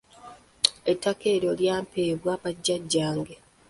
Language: Ganda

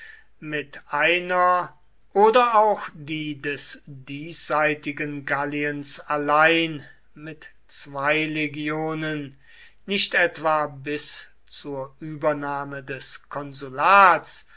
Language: German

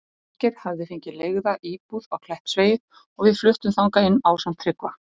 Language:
Icelandic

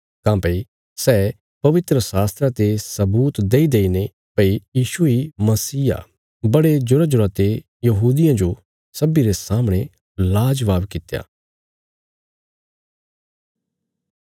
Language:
Bilaspuri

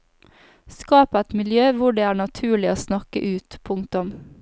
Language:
Norwegian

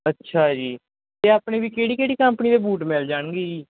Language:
Punjabi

